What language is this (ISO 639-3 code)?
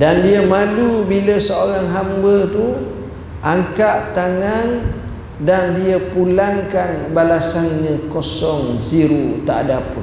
msa